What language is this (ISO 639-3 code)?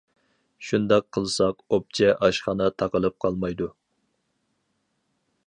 uig